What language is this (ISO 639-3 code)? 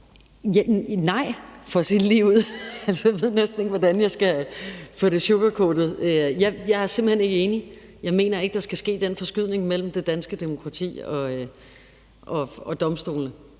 dan